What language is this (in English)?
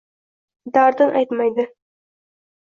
Uzbek